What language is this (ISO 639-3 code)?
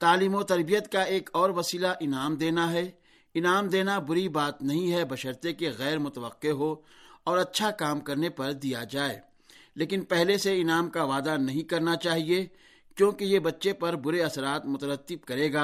urd